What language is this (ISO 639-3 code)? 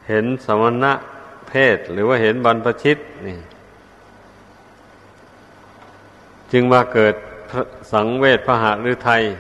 tha